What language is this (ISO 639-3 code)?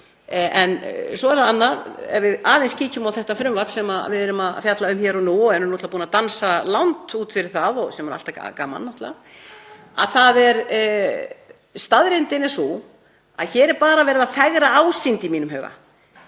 isl